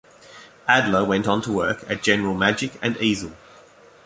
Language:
English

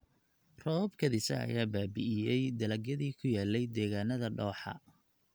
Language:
Somali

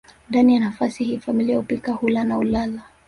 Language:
Swahili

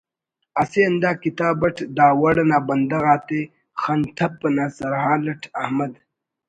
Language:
Brahui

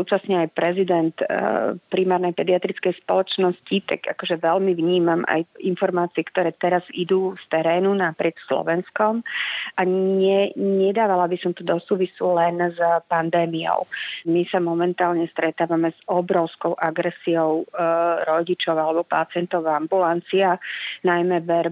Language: Slovak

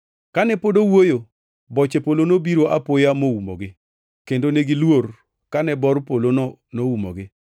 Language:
Luo (Kenya and Tanzania)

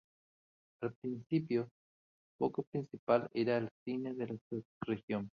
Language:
Spanish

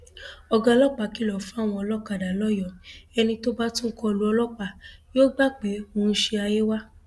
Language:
Yoruba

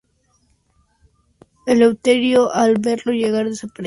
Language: Spanish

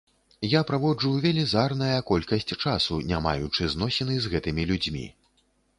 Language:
Belarusian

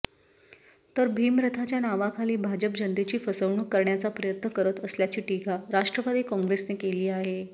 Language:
Marathi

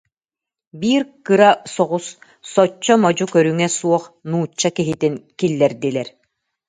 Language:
Yakut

